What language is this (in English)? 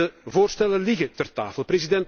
Dutch